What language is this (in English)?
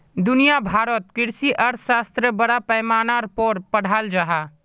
Magahi